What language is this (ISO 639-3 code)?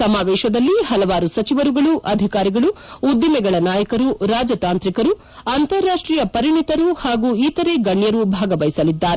kan